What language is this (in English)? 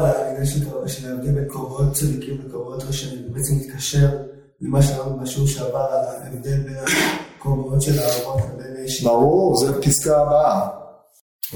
Hebrew